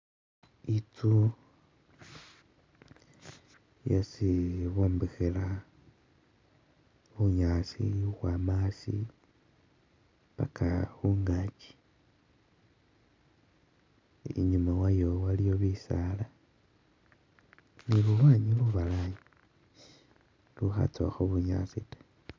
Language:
Masaaba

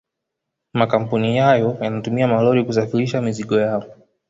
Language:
Swahili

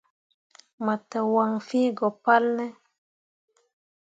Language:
Mundang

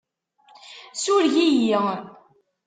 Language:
Kabyle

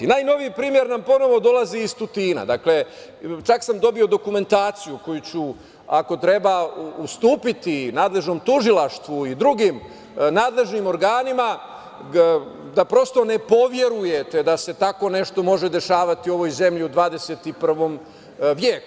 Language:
Serbian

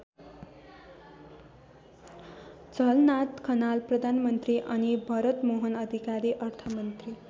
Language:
Nepali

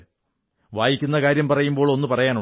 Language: Malayalam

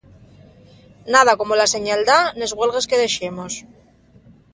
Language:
Asturian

